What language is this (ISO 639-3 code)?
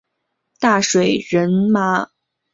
zho